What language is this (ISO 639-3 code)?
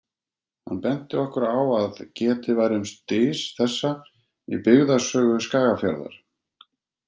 isl